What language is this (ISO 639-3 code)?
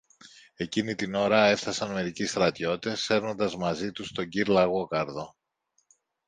ell